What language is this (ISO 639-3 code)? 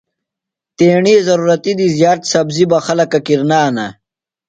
phl